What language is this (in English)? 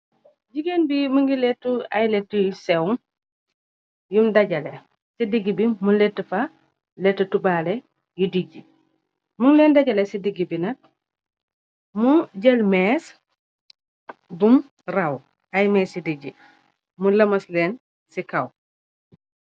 Wolof